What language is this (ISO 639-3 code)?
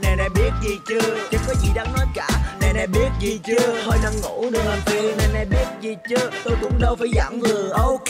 vie